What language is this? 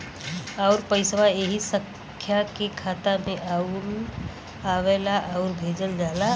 Bhojpuri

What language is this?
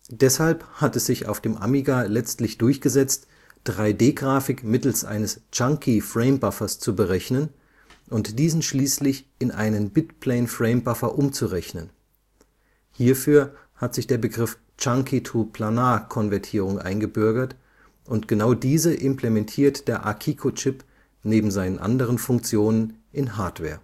German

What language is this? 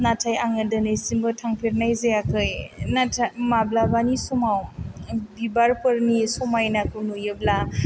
Bodo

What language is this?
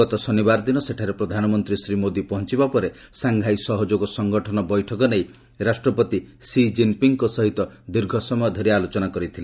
Odia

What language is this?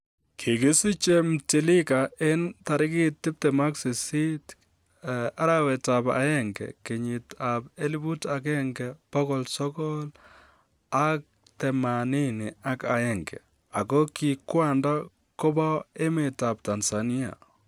Kalenjin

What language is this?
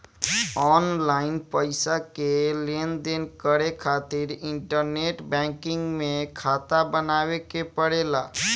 Bhojpuri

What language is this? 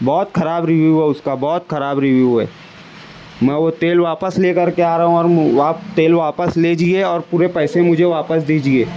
Urdu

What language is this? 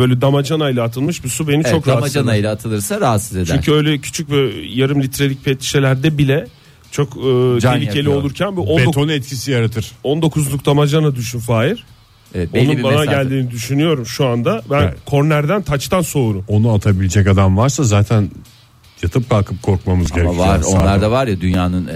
Turkish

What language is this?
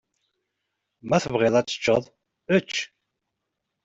Kabyle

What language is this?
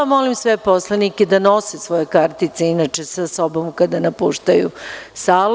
Serbian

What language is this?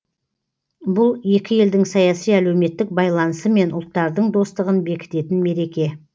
Kazakh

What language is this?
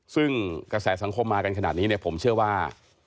Thai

